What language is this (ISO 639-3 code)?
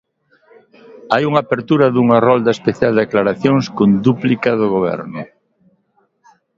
glg